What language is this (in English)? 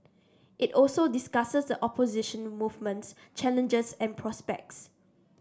English